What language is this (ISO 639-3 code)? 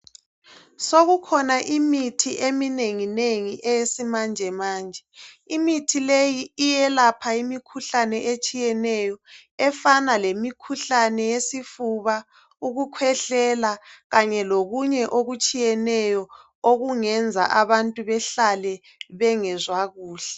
nde